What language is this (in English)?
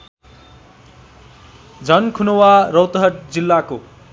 Nepali